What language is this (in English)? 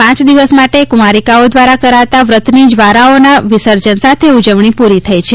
Gujarati